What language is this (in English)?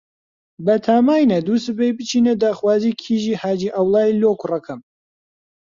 Central Kurdish